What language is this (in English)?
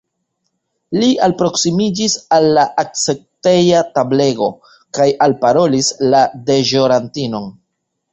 Esperanto